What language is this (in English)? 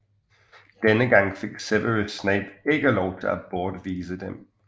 Danish